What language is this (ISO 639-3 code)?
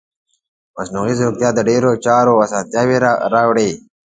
pus